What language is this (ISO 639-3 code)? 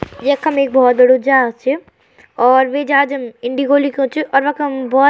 gbm